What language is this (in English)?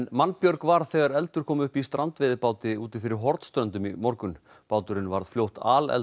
Icelandic